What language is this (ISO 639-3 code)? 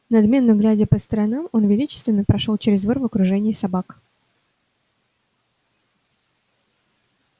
rus